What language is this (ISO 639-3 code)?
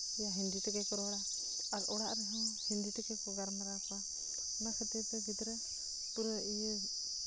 sat